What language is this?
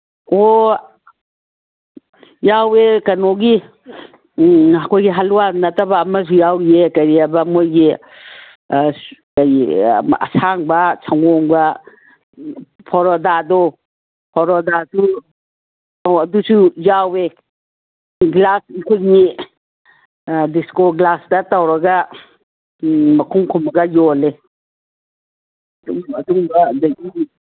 Manipuri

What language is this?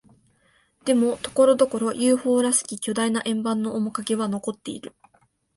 Japanese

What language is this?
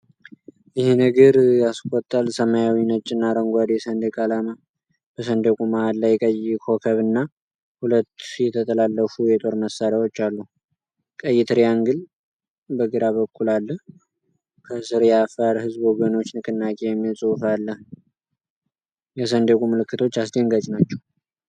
Amharic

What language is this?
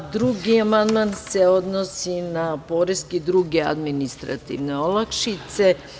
Serbian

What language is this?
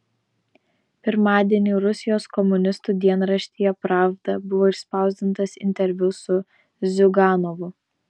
Lithuanian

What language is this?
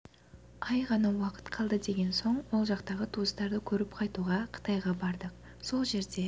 Kazakh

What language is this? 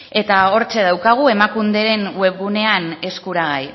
Basque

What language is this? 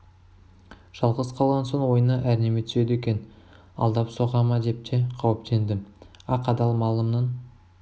Kazakh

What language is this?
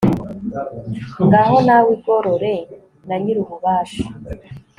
Kinyarwanda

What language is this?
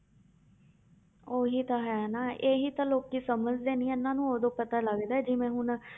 Punjabi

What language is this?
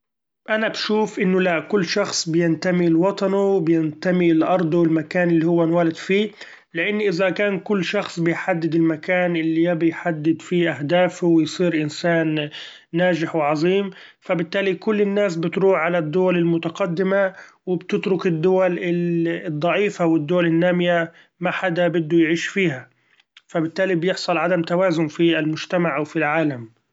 Gulf Arabic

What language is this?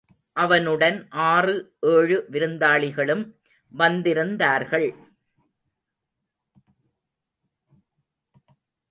Tamil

